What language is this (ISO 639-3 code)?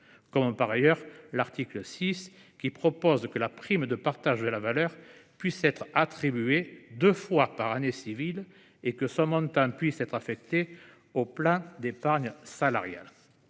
fra